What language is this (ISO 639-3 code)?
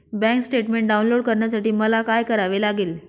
mar